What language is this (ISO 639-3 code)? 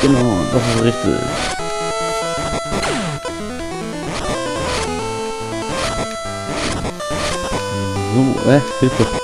deu